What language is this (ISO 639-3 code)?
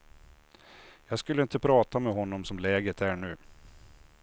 swe